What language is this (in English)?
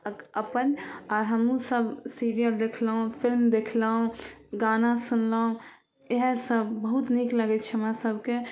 Maithili